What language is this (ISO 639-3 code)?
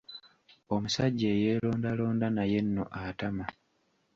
lug